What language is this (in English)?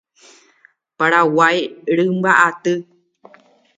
Guarani